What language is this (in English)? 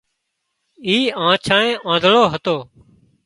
Wadiyara Koli